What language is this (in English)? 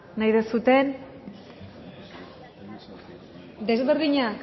Basque